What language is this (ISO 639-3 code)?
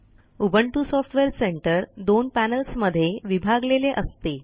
mar